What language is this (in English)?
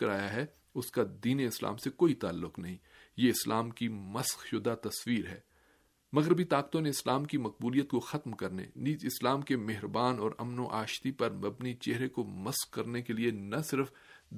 Urdu